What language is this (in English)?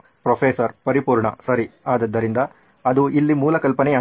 Kannada